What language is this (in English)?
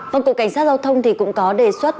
Vietnamese